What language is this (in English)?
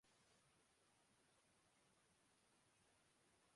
Urdu